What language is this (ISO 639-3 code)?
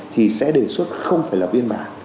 vie